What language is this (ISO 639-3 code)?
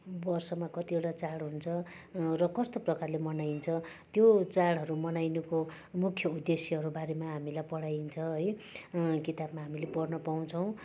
nep